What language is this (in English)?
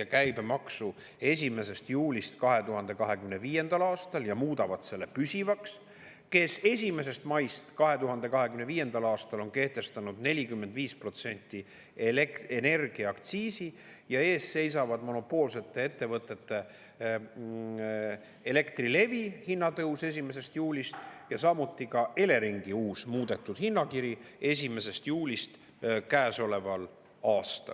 Estonian